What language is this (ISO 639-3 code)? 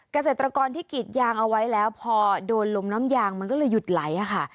tha